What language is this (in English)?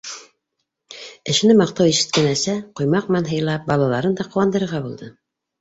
Bashkir